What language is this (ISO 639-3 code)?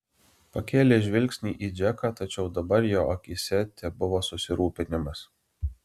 lit